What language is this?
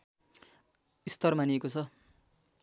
Nepali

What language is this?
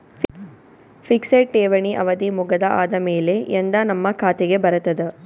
Kannada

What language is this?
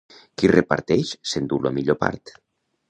Catalan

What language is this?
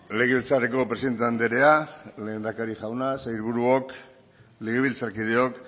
Basque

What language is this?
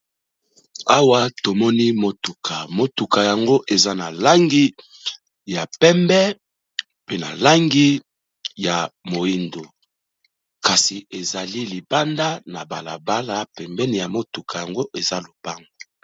Lingala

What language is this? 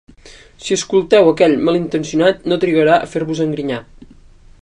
Catalan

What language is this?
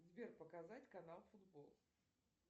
Russian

